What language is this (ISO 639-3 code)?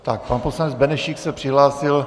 ces